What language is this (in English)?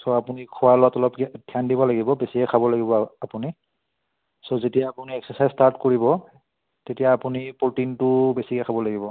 Assamese